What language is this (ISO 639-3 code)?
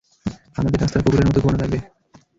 ben